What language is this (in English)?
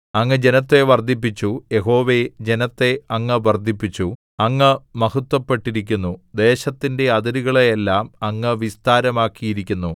Malayalam